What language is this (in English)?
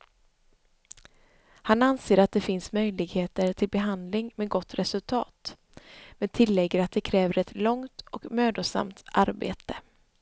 Swedish